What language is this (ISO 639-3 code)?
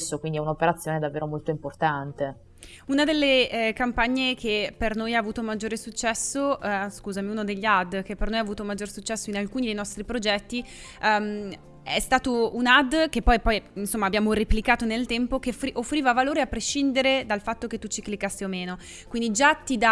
ita